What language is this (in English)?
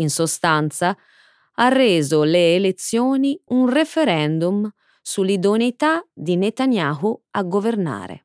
Italian